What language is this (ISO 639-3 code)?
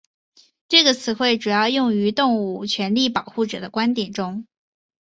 zho